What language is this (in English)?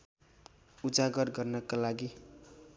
Nepali